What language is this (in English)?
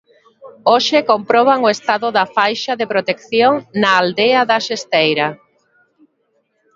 Galician